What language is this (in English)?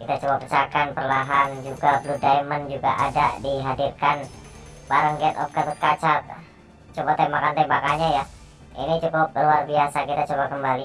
Indonesian